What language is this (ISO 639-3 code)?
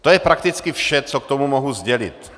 ces